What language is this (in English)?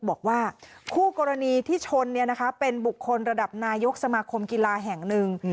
Thai